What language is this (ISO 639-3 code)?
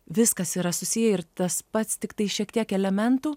lit